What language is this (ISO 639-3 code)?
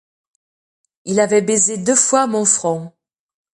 fra